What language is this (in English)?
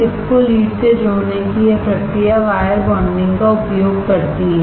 Hindi